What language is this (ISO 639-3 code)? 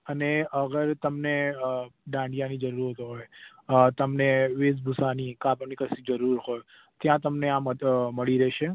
guj